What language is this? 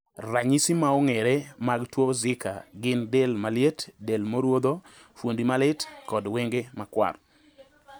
Luo (Kenya and Tanzania)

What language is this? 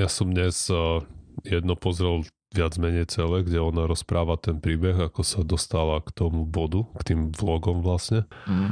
Slovak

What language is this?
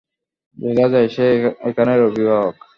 Bangla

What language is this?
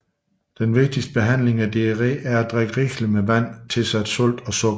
Danish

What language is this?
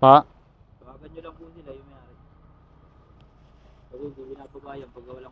Filipino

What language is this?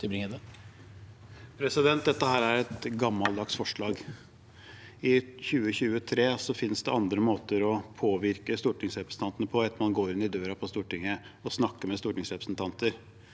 Norwegian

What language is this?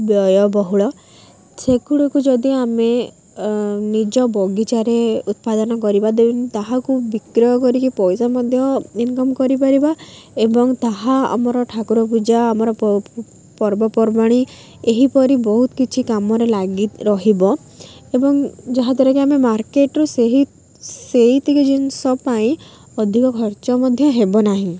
Odia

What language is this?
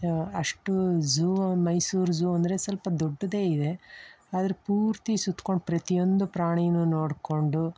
Kannada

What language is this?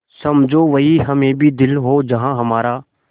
Hindi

